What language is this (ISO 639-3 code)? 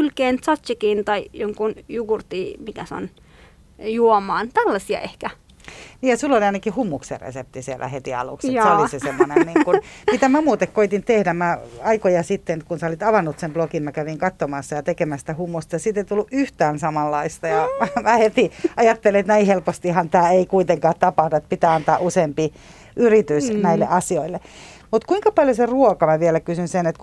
fin